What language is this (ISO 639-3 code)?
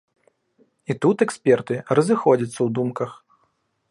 bel